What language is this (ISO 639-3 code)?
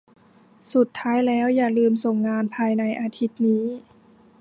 tha